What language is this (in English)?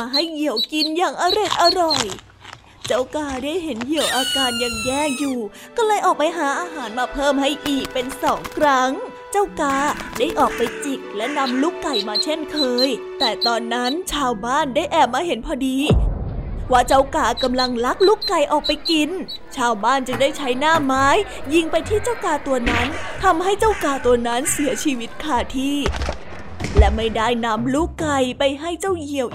Thai